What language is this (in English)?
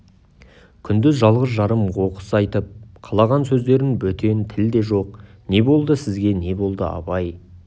Kazakh